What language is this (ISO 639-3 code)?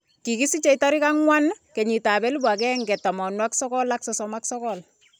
kln